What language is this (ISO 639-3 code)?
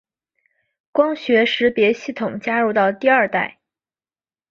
zho